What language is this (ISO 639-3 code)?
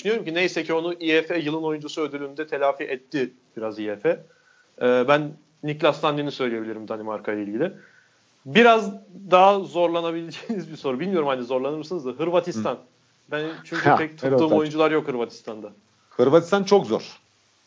tur